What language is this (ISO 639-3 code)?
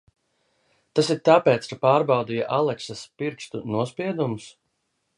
lav